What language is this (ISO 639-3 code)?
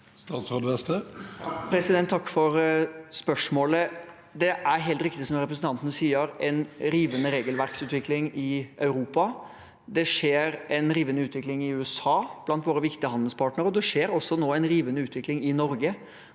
nor